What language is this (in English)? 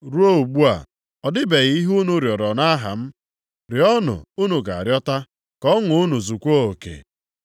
Igbo